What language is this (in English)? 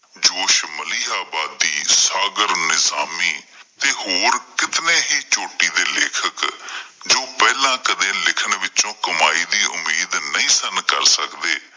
Punjabi